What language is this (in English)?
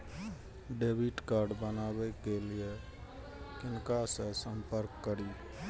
Maithili